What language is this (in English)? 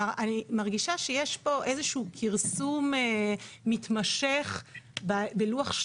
Hebrew